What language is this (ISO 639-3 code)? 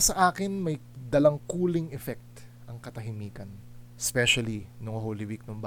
fil